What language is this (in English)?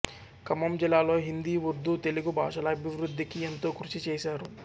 Telugu